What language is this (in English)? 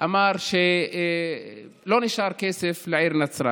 Hebrew